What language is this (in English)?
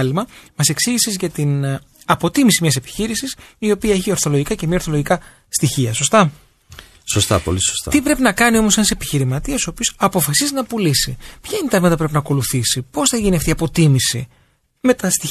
Greek